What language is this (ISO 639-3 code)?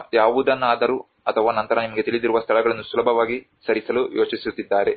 kan